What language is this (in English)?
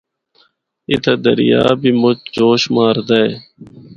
Northern Hindko